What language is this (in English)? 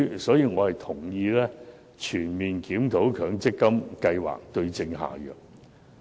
Cantonese